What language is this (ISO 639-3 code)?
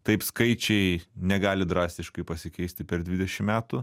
lit